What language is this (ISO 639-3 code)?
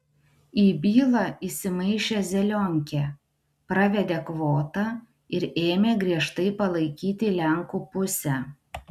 lit